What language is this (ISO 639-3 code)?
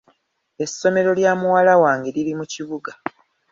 lug